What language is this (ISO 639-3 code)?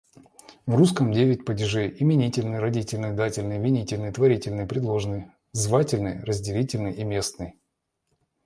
rus